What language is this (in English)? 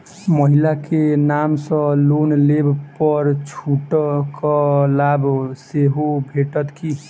Maithili